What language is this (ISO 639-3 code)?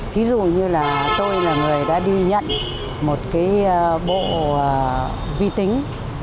vie